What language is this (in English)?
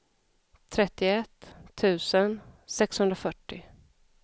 Swedish